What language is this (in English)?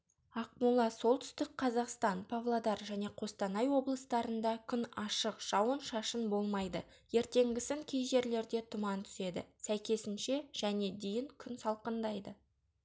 Kazakh